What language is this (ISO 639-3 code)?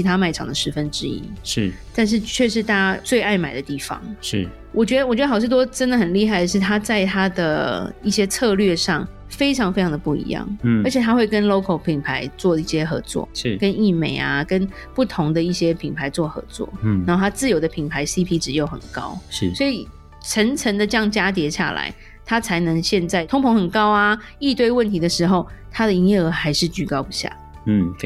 zho